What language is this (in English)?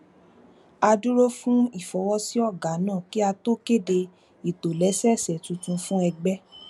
Yoruba